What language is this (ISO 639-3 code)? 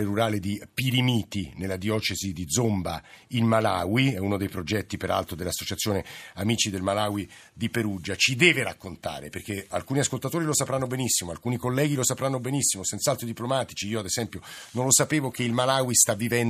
ita